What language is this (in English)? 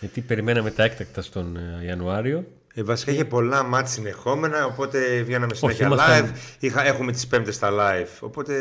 Greek